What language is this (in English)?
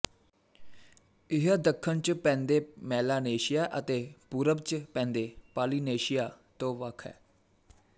Punjabi